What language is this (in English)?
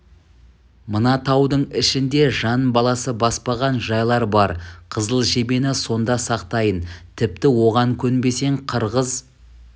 Kazakh